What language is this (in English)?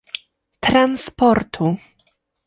Polish